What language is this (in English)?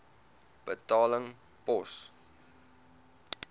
Afrikaans